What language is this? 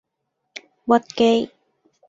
Cantonese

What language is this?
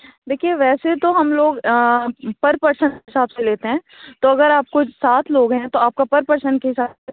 Urdu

